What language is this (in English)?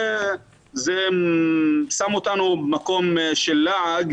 Hebrew